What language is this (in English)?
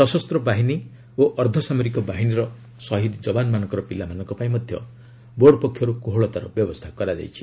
Odia